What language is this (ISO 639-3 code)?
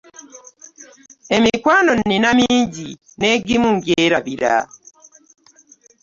lug